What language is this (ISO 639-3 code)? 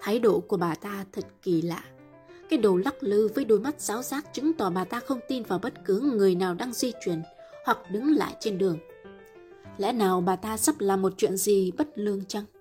vie